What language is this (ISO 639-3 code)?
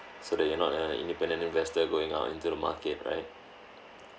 eng